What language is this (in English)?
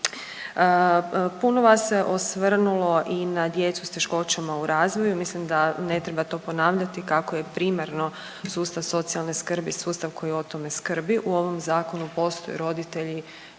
Croatian